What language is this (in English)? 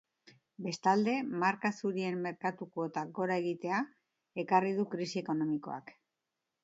Basque